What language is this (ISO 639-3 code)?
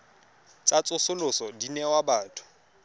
tsn